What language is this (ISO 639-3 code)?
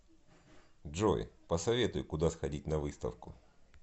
rus